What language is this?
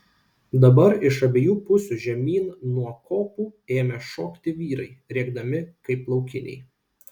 Lithuanian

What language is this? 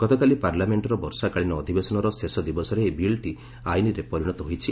Odia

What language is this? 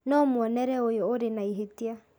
Kikuyu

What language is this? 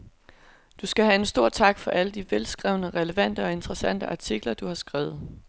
Danish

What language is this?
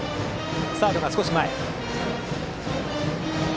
Japanese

